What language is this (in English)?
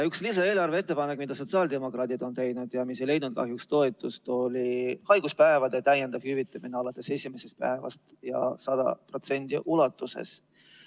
Estonian